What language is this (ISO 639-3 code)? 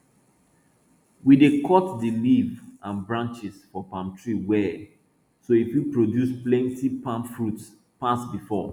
pcm